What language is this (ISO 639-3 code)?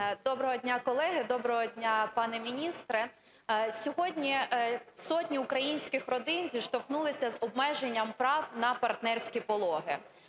ukr